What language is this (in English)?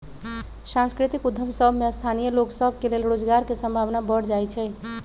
Magahi